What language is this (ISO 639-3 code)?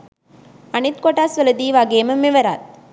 sin